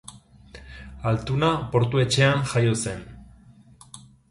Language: Basque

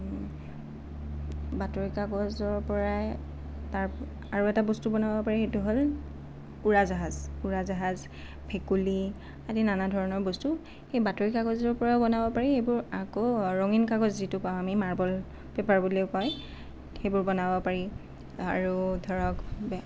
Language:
Assamese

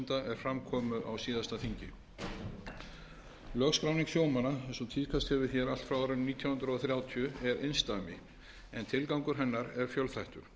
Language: Icelandic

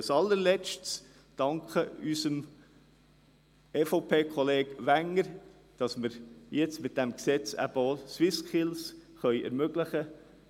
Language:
Swiss German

